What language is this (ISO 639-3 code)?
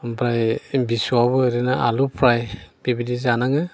brx